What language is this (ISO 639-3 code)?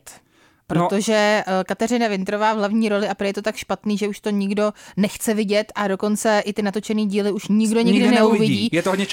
ces